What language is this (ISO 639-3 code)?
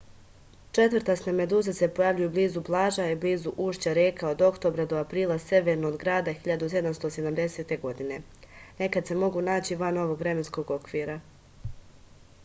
srp